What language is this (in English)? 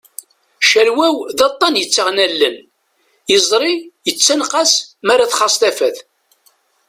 Kabyle